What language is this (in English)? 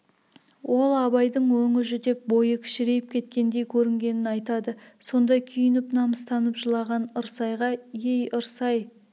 Kazakh